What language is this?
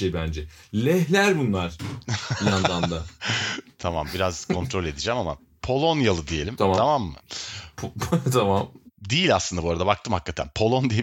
Turkish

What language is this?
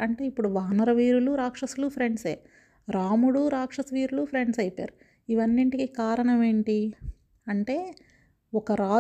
Telugu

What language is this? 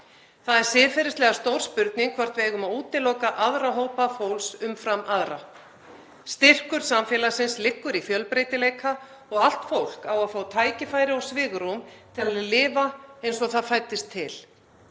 Icelandic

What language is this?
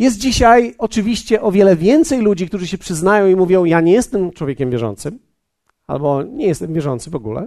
Polish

